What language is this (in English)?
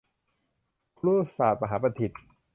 Thai